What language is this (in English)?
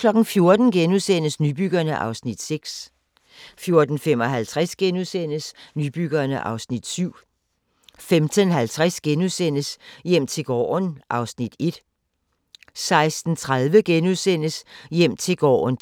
Danish